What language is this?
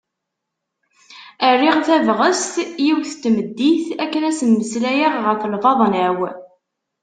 Kabyle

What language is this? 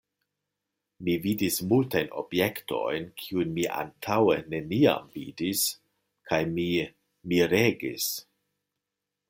Esperanto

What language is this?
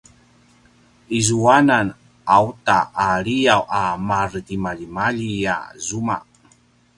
Paiwan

